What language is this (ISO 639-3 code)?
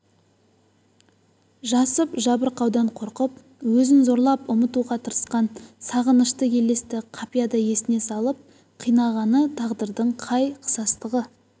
kaz